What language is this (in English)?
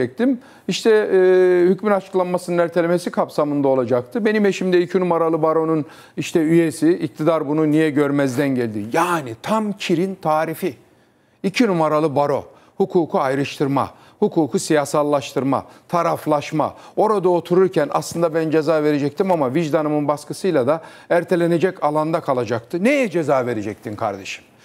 Turkish